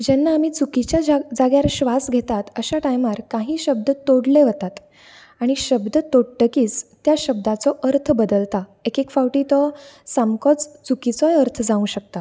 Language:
Konkani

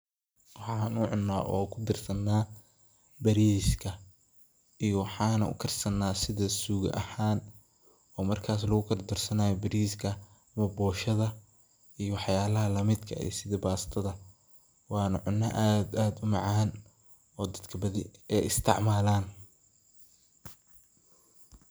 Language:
Somali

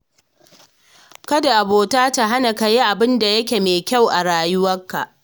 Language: Hausa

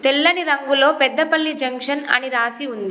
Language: Telugu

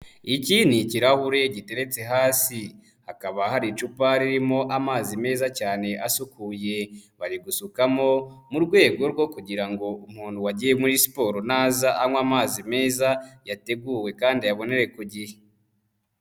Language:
Kinyarwanda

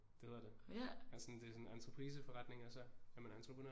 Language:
Danish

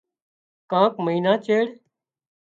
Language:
Wadiyara Koli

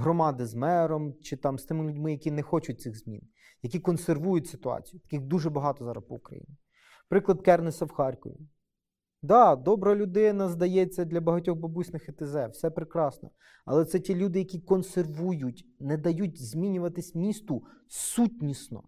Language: Ukrainian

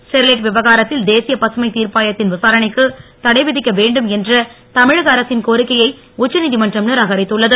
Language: Tamil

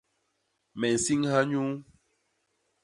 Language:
Basaa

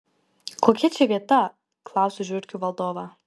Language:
Lithuanian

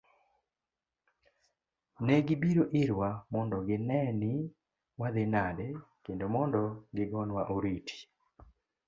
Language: Luo (Kenya and Tanzania)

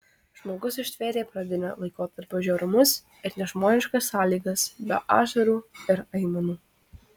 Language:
Lithuanian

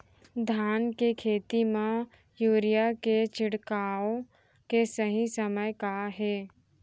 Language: Chhattisgarhi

